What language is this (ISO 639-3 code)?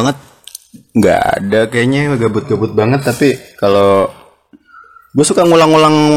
ind